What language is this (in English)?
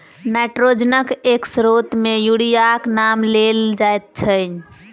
Maithili